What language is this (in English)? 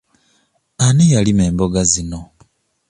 Ganda